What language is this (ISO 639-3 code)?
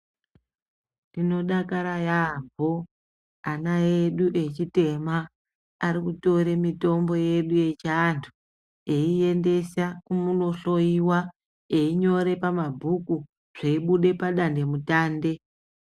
ndc